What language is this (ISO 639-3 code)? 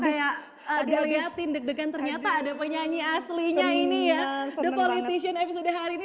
ind